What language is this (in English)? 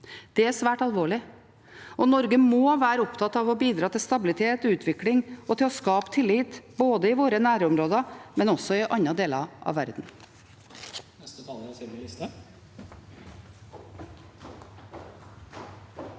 Norwegian